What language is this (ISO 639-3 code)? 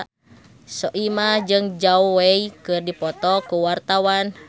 sun